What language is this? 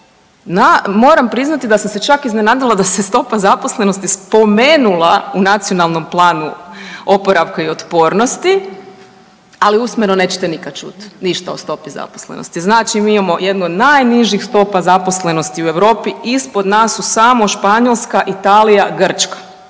Croatian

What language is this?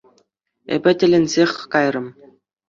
Chuvash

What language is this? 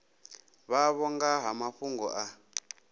Venda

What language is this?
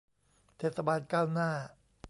Thai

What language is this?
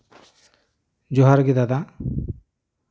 Santali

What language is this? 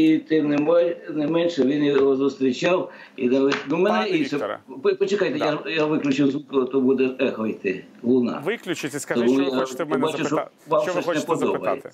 Ukrainian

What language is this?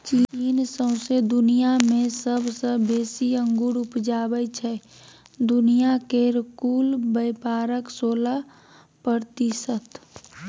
Maithili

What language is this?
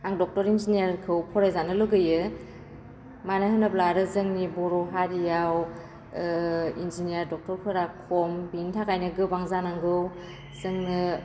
Bodo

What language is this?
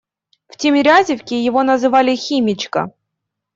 Russian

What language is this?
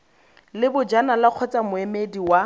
Tswana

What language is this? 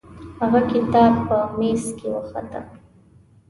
Pashto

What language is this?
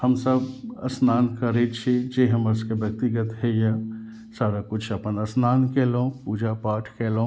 Maithili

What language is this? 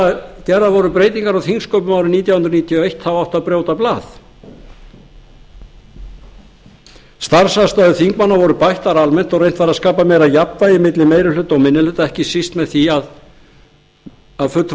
Icelandic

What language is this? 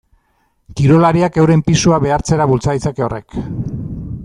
Basque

